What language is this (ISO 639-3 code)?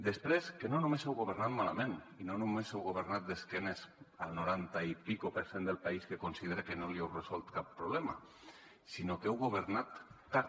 cat